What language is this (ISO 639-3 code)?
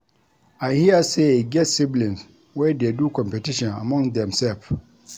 pcm